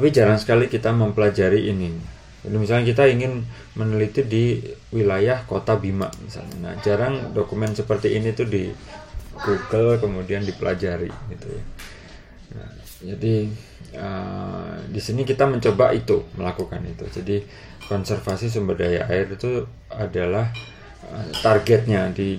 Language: Indonesian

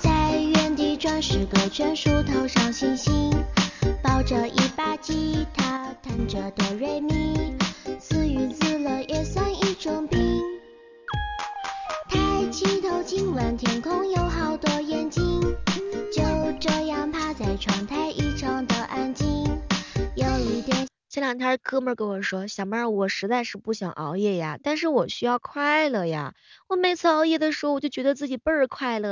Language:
Chinese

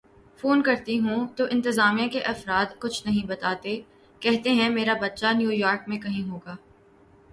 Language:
Urdu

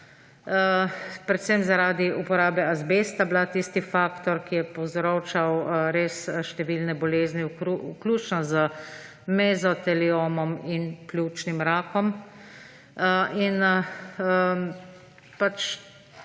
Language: Slovenian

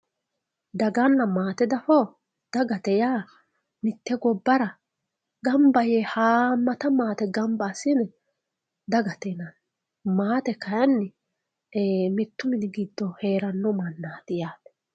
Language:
Sidamo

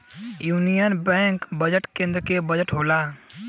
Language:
Bhojpuri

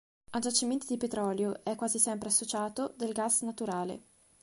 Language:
Italian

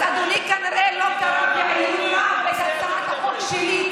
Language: Hebrew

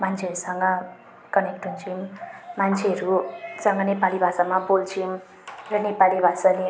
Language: Nepali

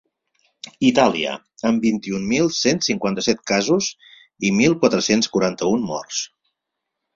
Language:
Catalan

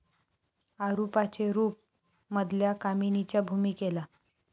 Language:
Marathi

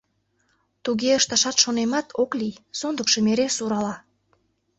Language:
Mari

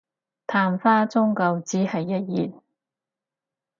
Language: Cantonese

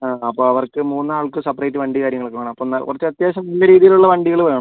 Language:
Malayalam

